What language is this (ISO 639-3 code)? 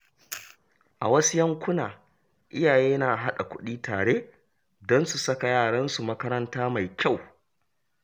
hau